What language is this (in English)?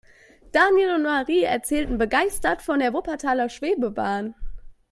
German